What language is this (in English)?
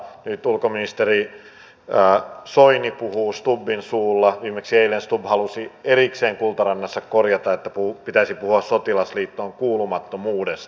Finnish